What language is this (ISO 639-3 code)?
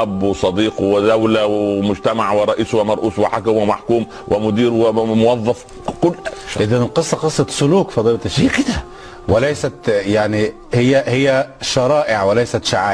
ara